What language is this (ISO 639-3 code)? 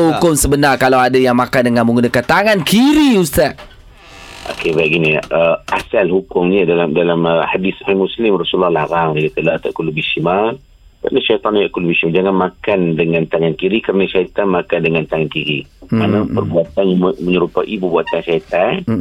msa